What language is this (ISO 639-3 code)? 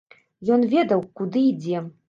bel